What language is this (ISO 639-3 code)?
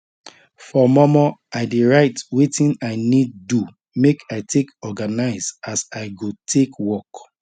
pcm